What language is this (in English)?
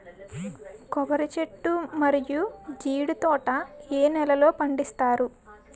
Telugu